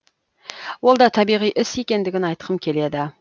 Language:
Kazakh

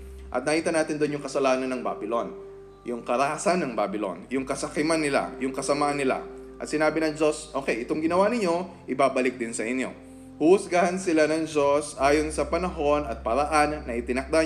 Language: Filipino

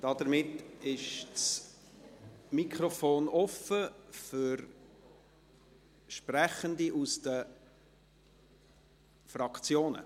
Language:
Swiss German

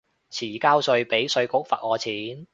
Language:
Cantonese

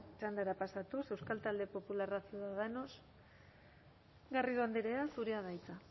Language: Basque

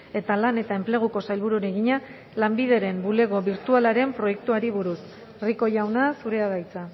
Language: Basque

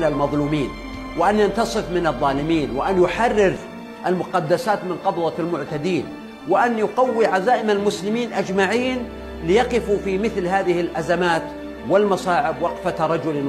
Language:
Arabic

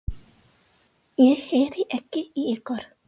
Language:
Icelandic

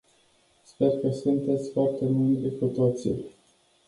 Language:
Romanian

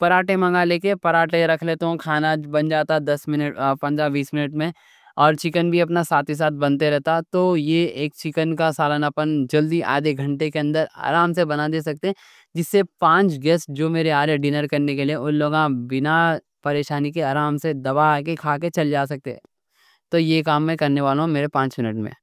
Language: Deccan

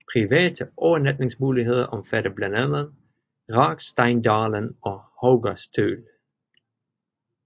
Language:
Danish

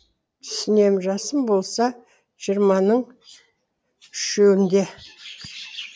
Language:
Kazakh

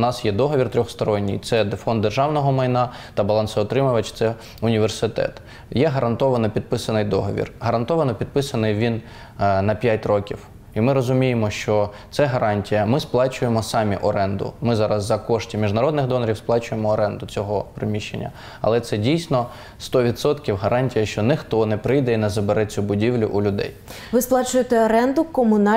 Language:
Ukrainian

